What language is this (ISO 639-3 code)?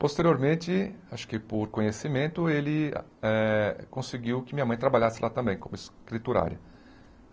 por